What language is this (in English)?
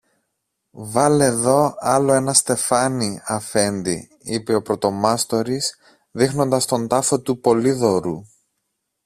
Greek